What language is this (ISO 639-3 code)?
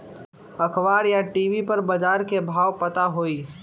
mag